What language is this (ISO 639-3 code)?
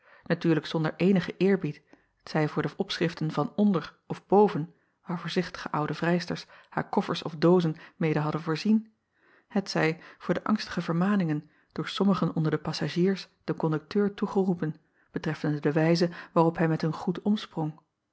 nld